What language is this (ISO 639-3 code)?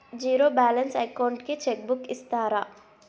tel